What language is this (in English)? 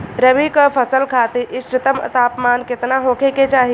Bhojpuri